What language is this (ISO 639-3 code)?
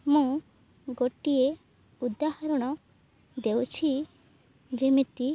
ori